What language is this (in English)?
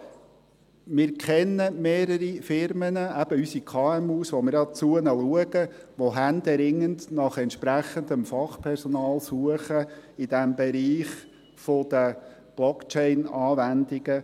Swiss German